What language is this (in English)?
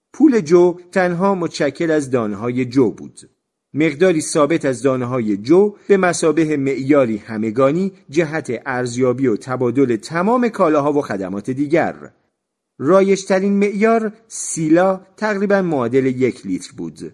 Persian